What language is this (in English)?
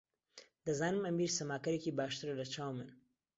Central Kurdish